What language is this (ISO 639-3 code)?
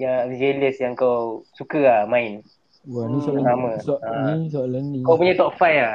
msa